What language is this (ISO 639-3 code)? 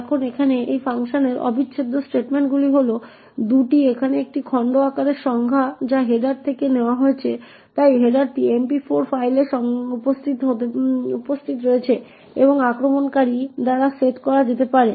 ben